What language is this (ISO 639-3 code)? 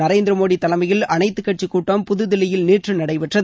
tam